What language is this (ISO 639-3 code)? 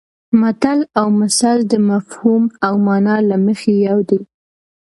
pus